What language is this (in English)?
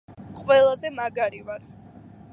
Georgian